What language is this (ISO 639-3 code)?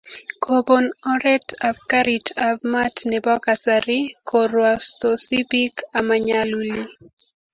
kln